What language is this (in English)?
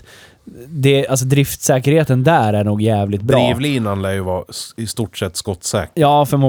Swedish